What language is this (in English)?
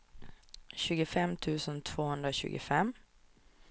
Swedish